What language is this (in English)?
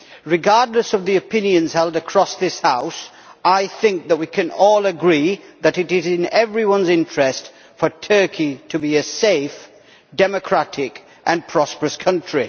English